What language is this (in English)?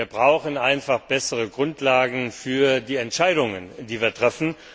German